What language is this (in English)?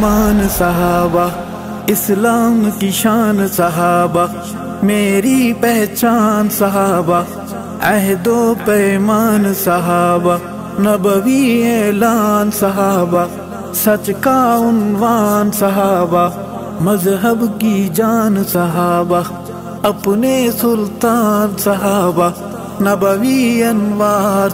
Arabic